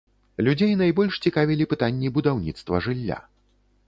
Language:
Belarusian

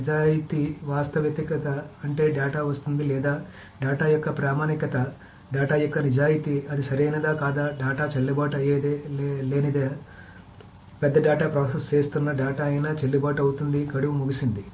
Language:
Telugu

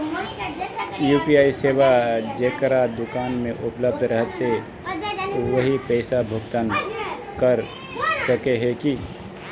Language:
Magahi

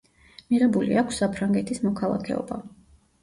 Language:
Georgian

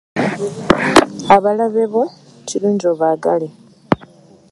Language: Ganda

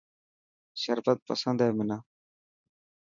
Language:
Dhatki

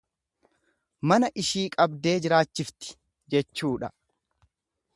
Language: Oromo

